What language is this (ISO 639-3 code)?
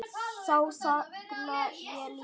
isl